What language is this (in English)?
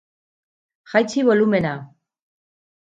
Basque